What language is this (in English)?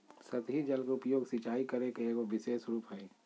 Magahi